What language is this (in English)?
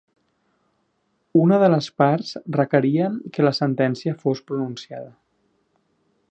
Catalan